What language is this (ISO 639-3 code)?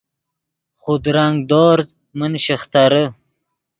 ydg